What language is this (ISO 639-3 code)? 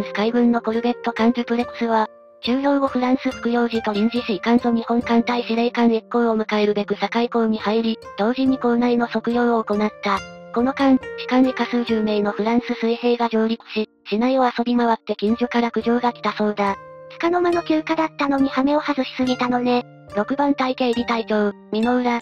jpn